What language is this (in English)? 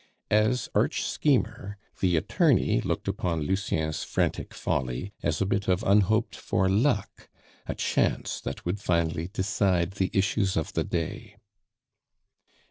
English